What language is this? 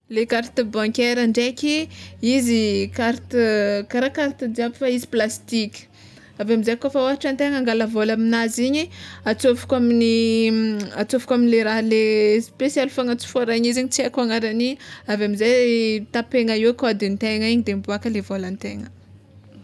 Tsimihety Malagasy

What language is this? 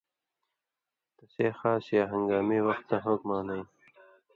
Indus Kohistani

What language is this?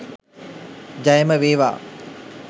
Sinhala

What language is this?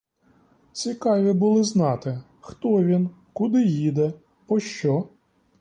Ukrainian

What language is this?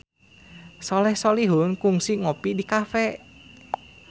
Sundanese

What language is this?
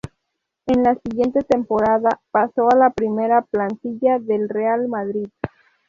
Spanish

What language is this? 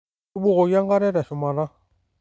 Masai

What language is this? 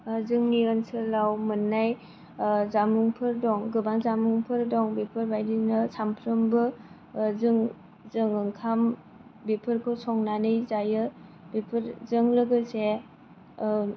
Bodo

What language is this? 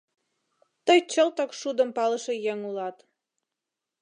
Mari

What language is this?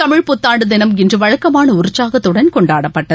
Tamil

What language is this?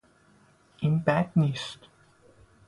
Persian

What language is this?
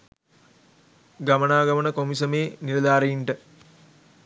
Sinhala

